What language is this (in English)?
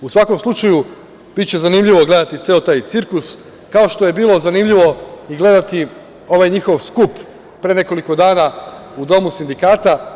Serbian